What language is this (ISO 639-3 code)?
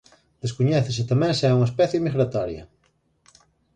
glg